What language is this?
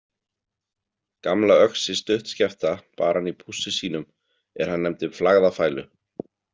Icelandic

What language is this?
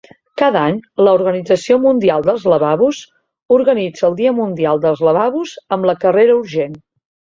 Catalan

